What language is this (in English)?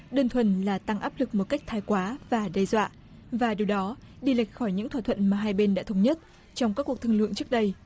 Vietnamese